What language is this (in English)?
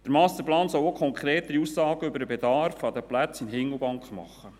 Swiss German